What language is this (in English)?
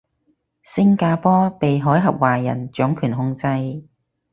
Cantonese